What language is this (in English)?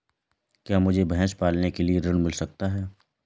Hindi